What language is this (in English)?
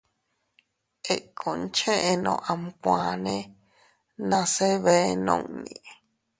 Teutila Cuicatec